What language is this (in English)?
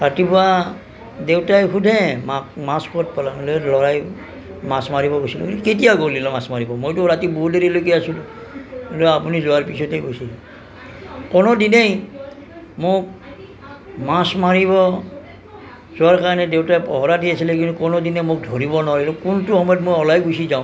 Assamese